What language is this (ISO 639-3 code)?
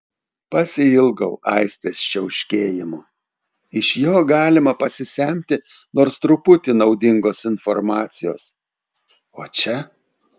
lit